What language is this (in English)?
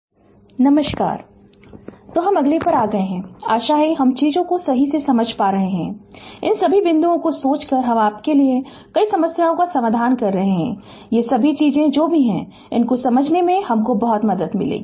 Hindi